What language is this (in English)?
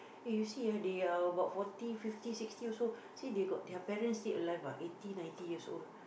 English